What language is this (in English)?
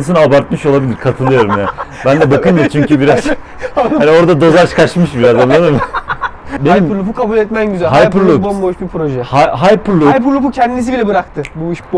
Turkish